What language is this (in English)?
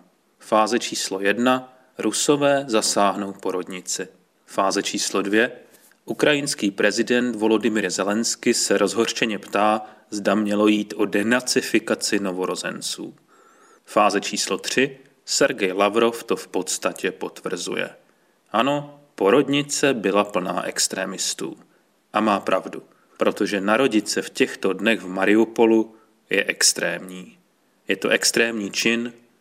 Czech